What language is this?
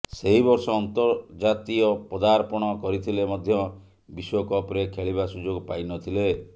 Odia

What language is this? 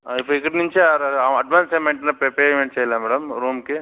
Telugu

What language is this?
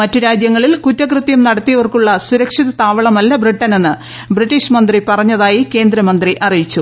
Malayalam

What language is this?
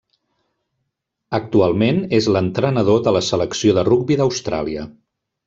Catalan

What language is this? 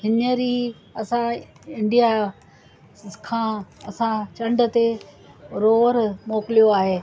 Sindhi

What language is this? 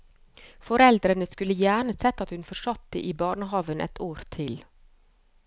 Norwegian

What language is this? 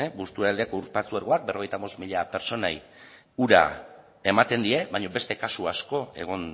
Basque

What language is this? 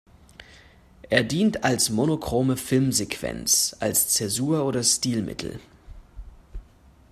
German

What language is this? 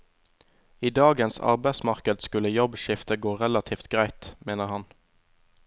Norwegian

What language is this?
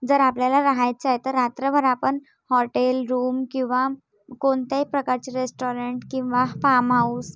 Marathi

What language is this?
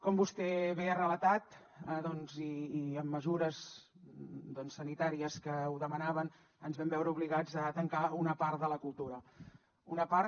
Catalan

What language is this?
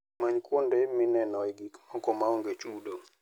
Luo (Kenya and Tanzania)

